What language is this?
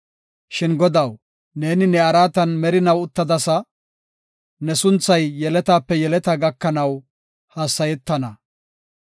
Gofa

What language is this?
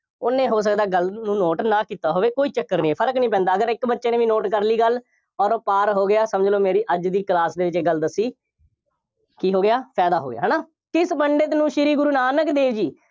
Punjabi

